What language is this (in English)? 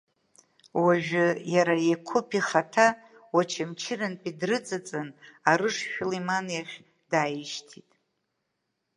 Abkhazian